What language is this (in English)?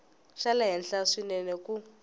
Tsonga